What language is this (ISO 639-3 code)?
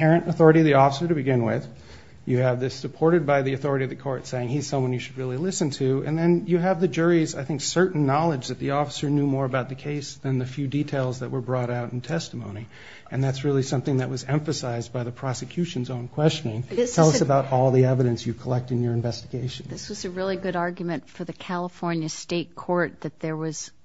eng